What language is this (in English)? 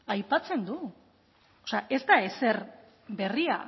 Basque